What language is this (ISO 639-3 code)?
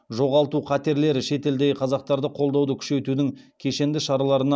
kaz